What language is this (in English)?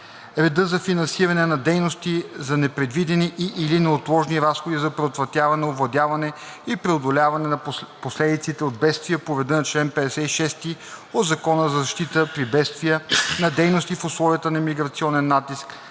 Bulgarian